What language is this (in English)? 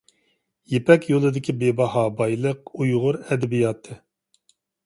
Uyghur